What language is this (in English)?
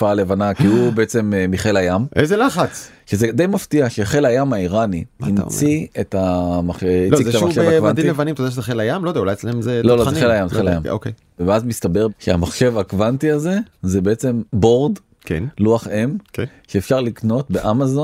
Hebrew